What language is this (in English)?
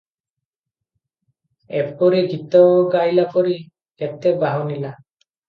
Odia